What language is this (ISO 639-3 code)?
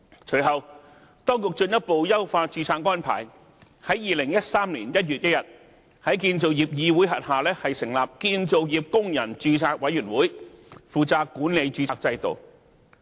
yue